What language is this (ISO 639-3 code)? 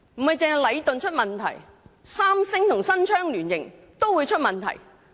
yue